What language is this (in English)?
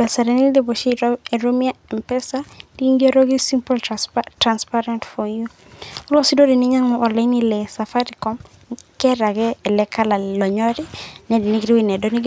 Masai